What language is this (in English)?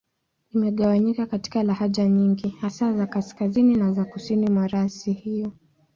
Swahili